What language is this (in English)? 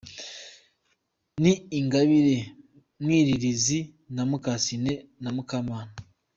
Kinyarwanda